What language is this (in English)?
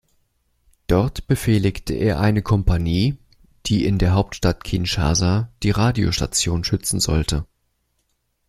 German